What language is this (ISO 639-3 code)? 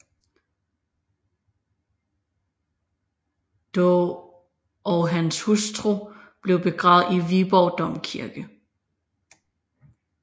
dan